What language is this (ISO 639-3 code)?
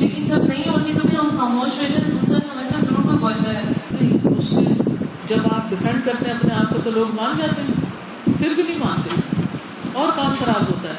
urd